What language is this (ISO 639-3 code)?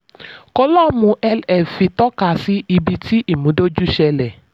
yor